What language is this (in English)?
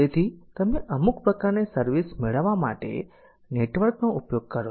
Gujarati